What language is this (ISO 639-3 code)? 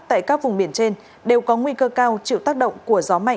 vie